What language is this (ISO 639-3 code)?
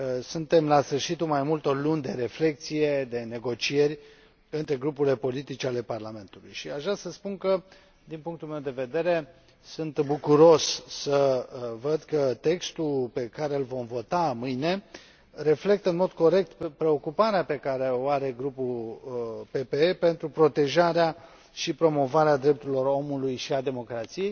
ron